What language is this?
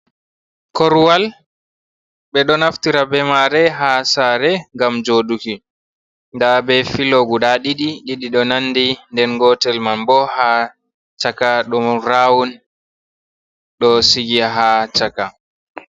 Fula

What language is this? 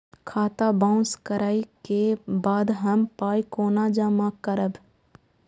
Maithili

